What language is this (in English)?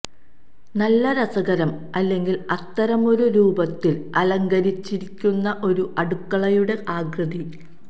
Malayalam